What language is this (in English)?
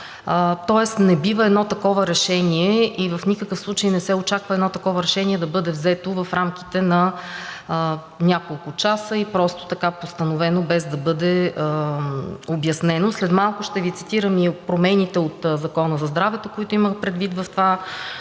Bulgarian